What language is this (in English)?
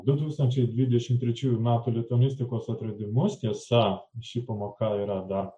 Lithuanian